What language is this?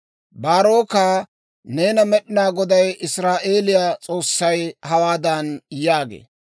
Dawro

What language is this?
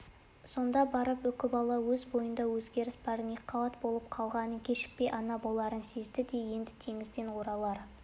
Kazakh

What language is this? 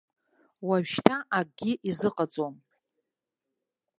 Abkhazian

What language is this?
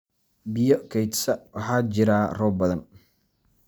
Somali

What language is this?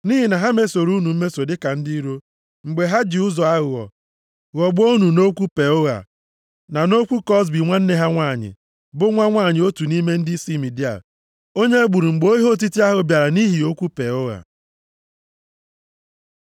Igbo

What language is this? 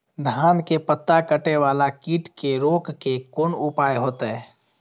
Maithili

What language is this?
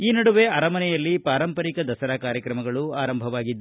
Kannada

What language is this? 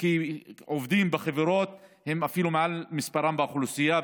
Hebrew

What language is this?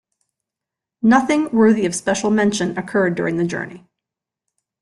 English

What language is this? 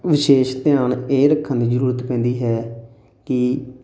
Punjabi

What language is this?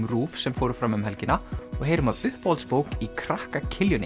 Icelandic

